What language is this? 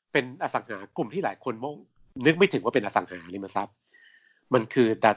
Thai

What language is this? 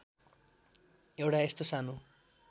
Nepali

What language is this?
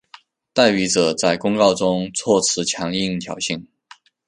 Chinese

